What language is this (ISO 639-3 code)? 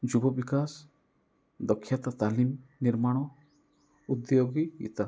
ori